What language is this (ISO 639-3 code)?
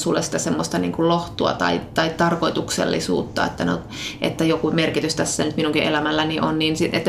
fin